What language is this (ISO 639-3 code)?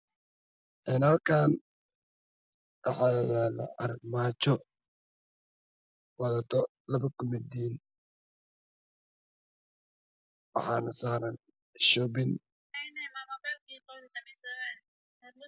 som